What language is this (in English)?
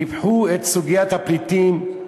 Hebrew